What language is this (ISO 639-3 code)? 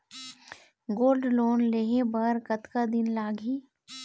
hne